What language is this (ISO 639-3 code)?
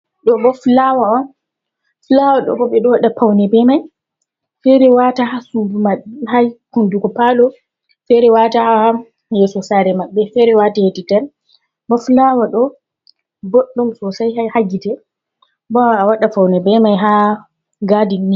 ful